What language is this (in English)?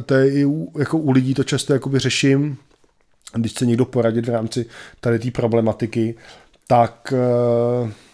Czech